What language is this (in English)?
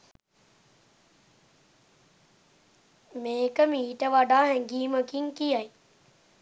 Sinhala